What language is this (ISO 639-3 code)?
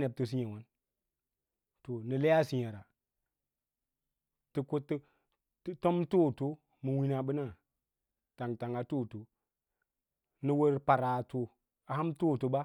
lla